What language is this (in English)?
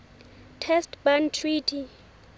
Southern Sotho